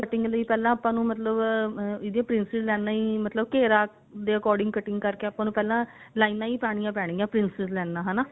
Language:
Punjabi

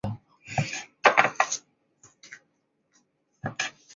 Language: Chinese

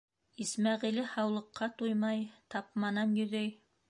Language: Bashkir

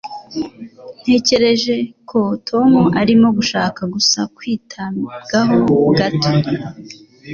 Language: Kinyarwanda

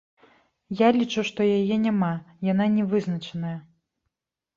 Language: Belarusian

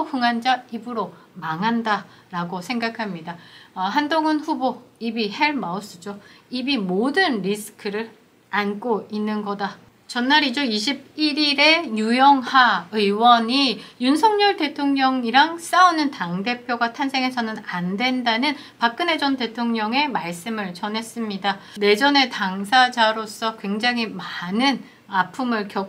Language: Korean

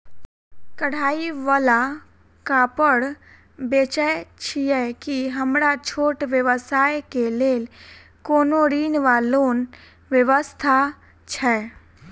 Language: Maithili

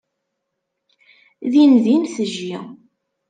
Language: Kabyle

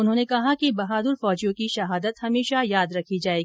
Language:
Hindi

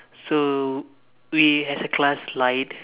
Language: English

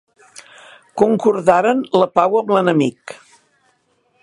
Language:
Catalan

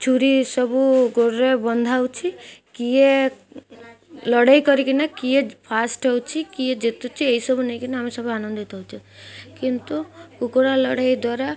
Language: Odia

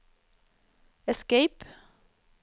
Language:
Norwegian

